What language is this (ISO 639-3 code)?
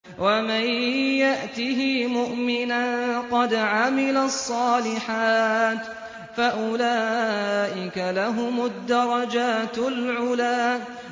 ara